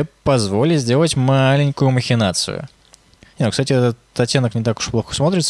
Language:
Russian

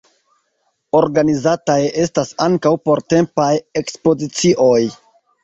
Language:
Esperanto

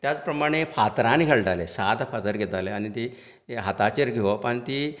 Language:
Konkani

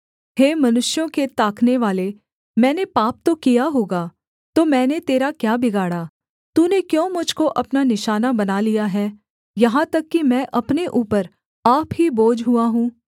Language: Hindi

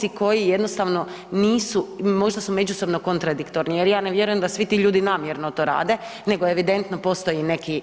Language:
Croatian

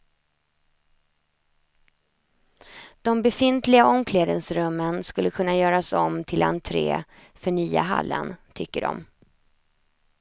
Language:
Swedish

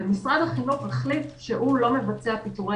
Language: Hebrew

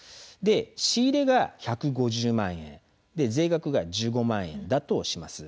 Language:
Japanese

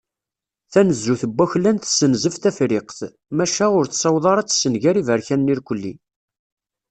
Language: Kabyle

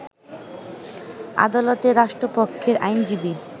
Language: Bangla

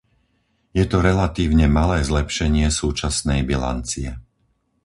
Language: Slovak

